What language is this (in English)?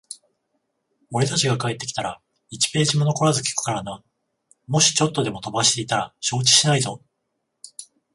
Japanese